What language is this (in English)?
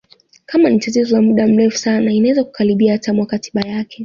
Swahili